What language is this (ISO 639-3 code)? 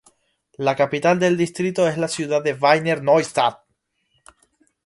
spa